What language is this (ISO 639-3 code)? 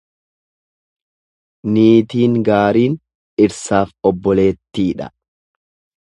orm